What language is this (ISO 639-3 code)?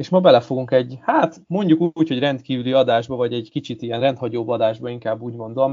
hun